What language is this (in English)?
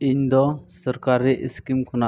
Santali